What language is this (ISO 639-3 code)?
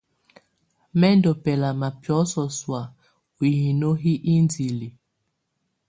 tvu